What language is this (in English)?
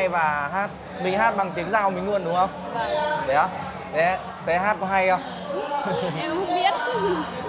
Vietnamese